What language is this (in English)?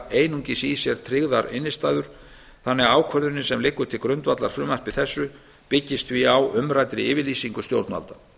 Icelandic